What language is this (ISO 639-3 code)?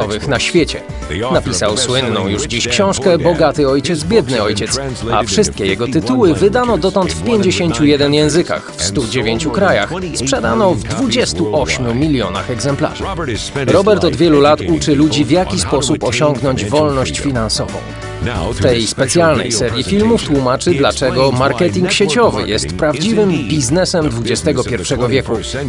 pol